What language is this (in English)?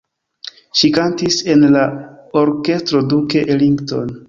Esperanto